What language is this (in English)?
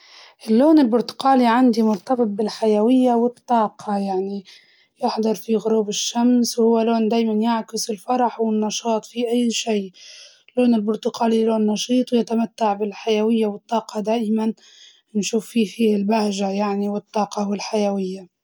Libyan Arabic